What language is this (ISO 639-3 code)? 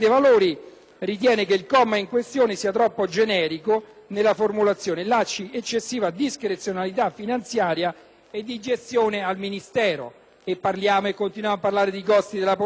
ita